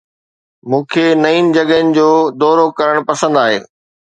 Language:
Sindhi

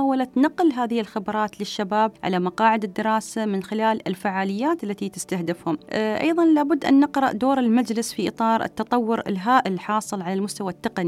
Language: Arabic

